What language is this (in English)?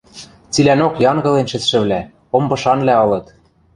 Western Mari